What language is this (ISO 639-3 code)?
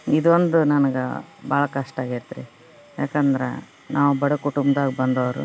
kan